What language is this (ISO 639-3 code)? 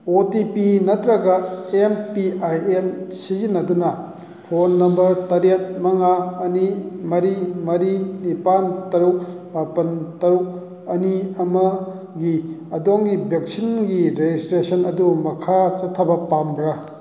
mni